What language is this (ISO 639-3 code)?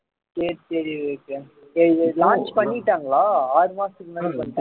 tam